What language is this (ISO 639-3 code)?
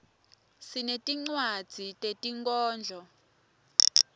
ssw